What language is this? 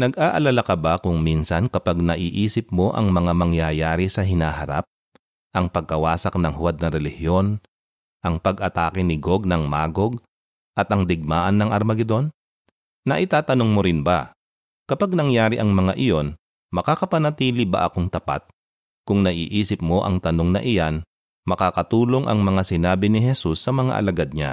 Filipino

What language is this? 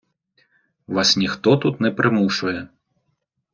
Ukrainian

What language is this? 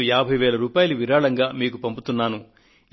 Telugu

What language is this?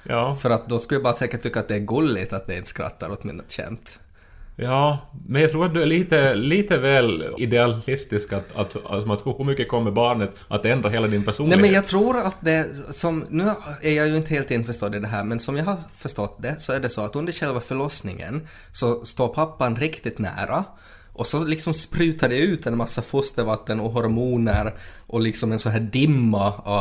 Swedish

